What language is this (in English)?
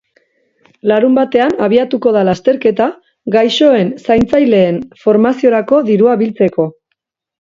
Basque